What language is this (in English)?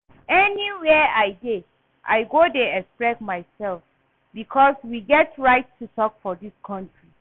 Nigerian Pidgin